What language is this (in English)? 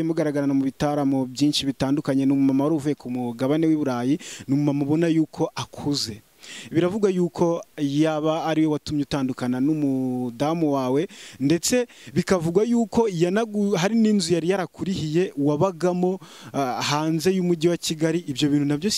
Italian